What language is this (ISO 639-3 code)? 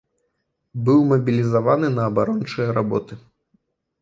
bel